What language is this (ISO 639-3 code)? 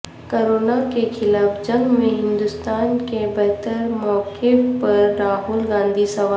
urd